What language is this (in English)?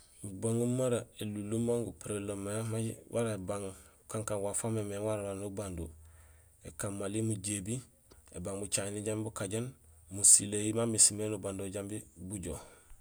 Gusilay